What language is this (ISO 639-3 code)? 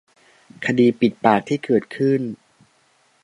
tha